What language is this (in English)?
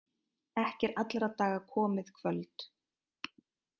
Icelandic